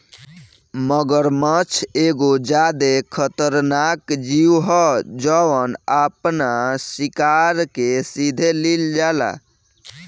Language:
Bhojpuri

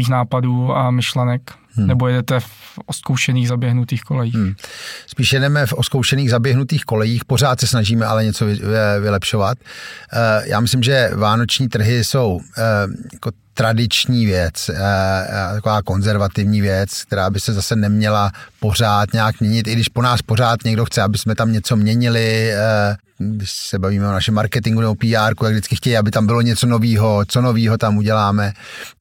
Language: Czech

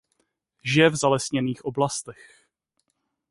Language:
Czech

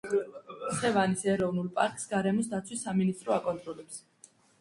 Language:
Georgian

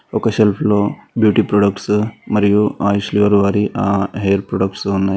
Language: Telugu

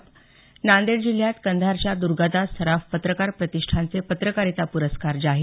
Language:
Marathi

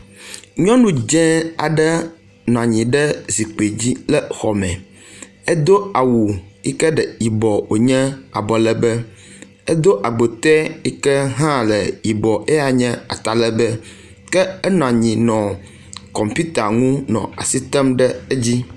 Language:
Ewe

